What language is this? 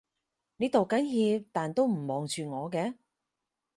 Cantonese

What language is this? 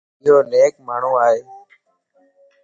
Lasi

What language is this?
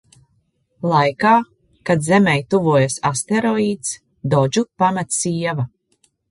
Latvian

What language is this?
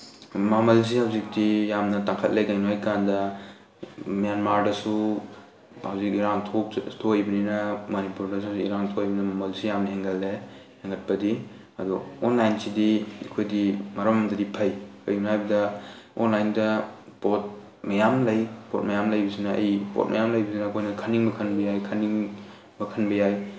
Manipuri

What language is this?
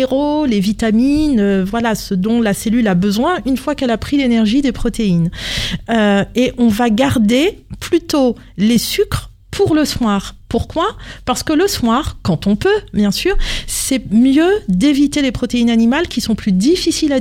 French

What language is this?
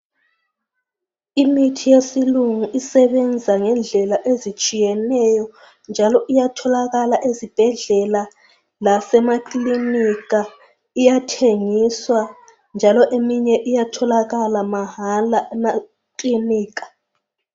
North Ndebele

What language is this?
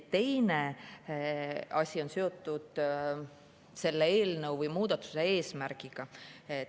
Estonian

